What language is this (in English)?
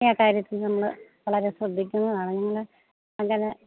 Malayalam